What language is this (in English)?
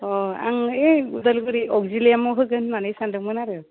Bodo